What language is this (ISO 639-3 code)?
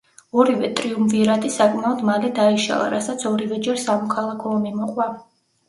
kat